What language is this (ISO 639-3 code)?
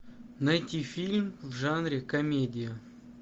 rus